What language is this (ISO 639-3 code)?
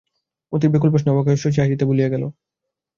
ben